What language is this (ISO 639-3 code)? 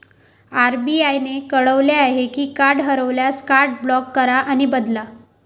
mar